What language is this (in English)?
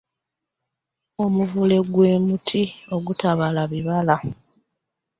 Ganda